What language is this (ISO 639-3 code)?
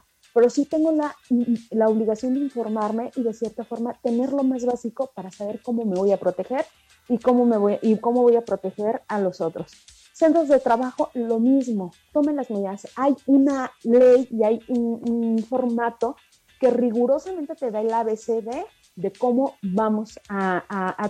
spa